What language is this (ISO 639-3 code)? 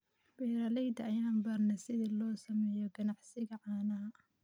som